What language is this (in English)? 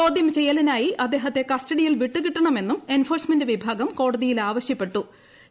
Malayalam